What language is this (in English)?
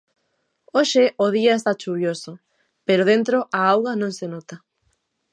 Galician